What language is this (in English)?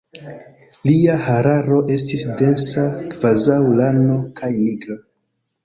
Esperanto